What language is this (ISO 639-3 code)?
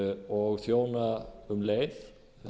isl